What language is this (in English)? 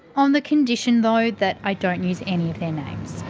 English